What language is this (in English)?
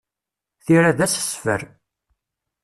Kabyle